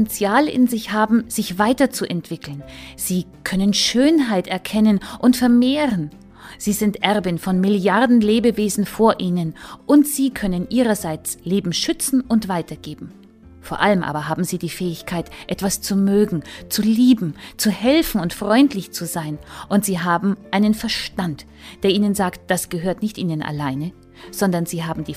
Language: German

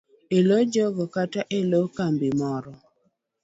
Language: Luo (Kenya and Tanzania)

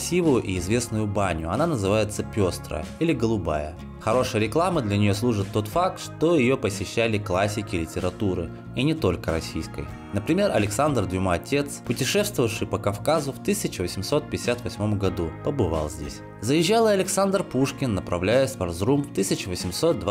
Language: Russian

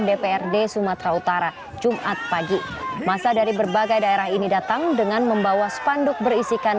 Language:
Indonesian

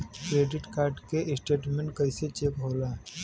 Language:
Bhojpuri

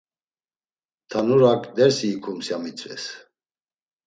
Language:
Laz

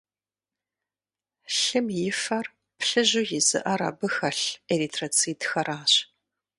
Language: Kabardian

